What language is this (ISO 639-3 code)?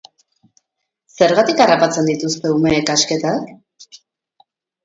eus